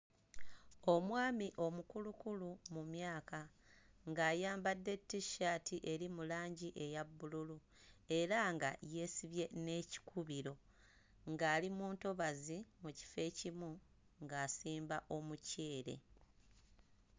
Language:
Ganda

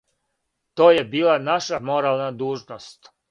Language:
Serbian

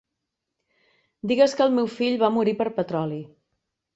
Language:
Catalan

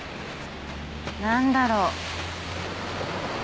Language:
Japanese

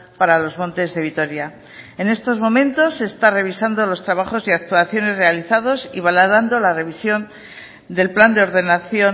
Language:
Spanish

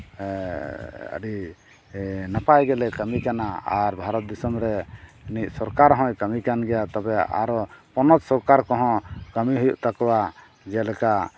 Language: Santali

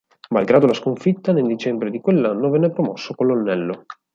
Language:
Italian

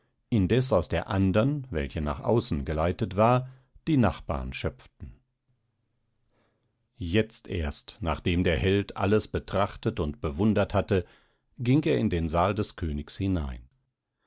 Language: German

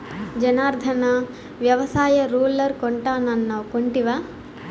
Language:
Telugu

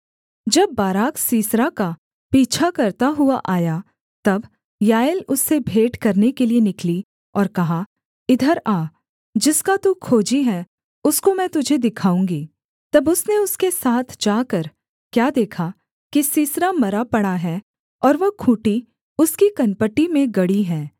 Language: Hindi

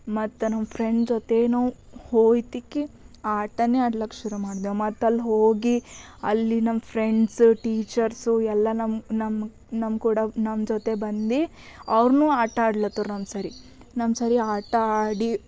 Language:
Kannada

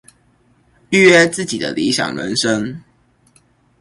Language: Chinese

